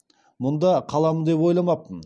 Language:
Kazakh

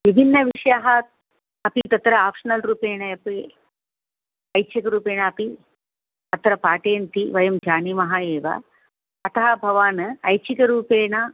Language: Sanskrit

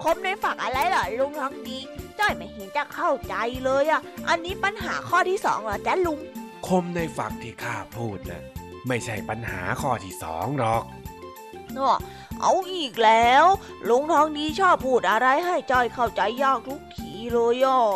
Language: Thai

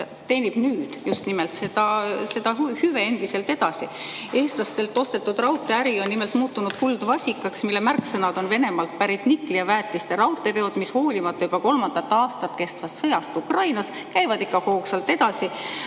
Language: Estonian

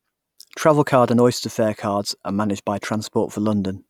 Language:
English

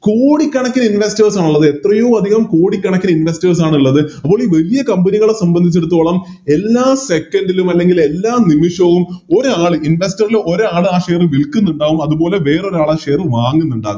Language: Malayalam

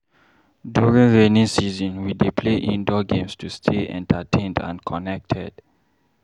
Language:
Nigerian Pidgin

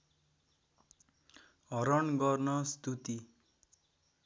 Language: Nepali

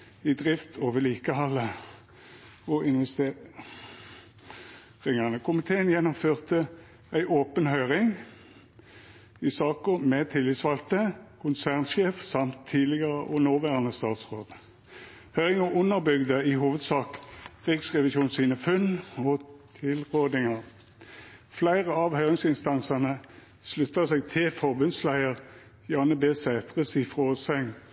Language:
Norwegian Nynorsk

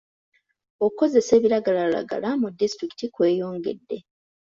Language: Ganda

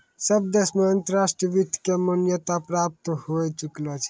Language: Maithili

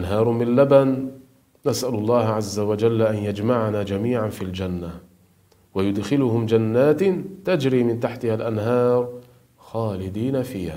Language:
Arabic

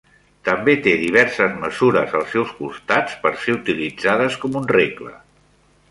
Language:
Catalan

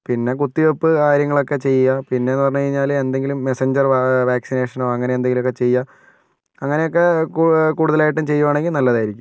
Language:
Malayalam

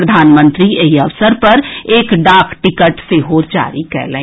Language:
Maithili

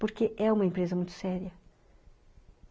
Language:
Portuguese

